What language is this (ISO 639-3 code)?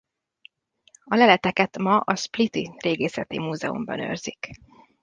hun